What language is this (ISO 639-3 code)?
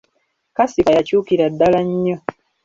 lug